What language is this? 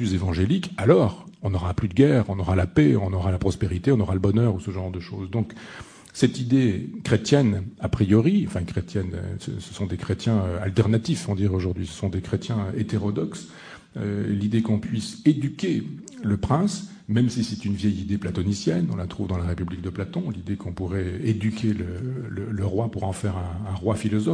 French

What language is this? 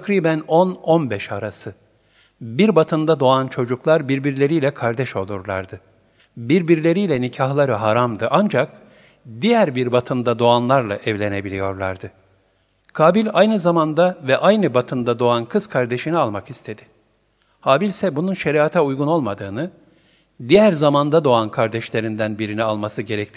Turkish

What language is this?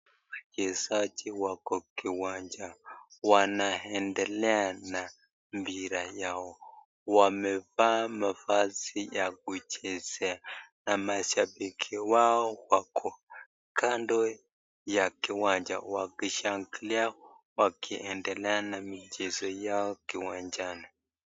Swahili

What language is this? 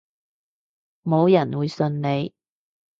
Cantonese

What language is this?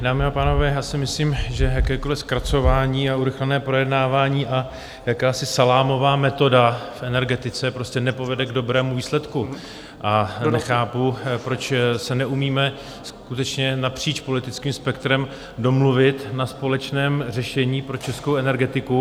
Czech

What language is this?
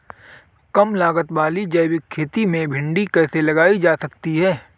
Hindi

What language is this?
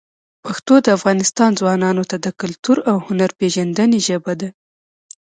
Pashto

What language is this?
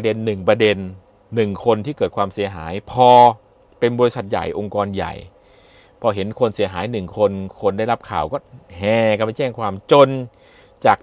Thai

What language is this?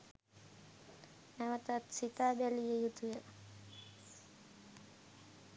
Sinhala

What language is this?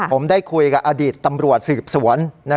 Thai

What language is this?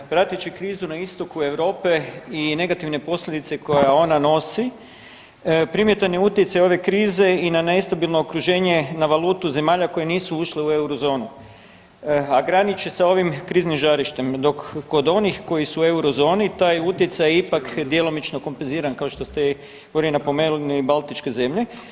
Croatian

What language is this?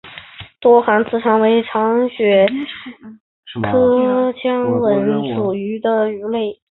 Chinese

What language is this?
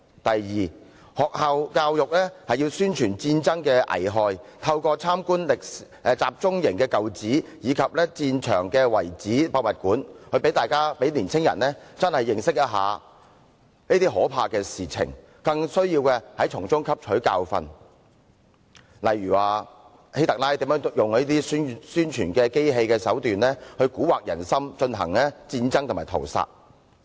Cantonese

